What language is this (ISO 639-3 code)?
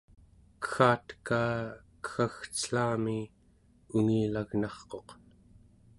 esu